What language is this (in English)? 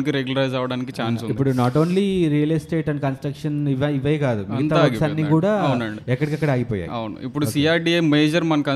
Telugu